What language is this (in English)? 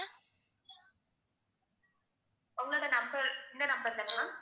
Tamil